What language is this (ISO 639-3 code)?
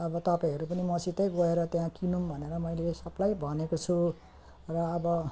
nep